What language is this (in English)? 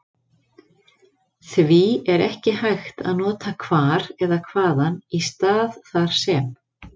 Icelandic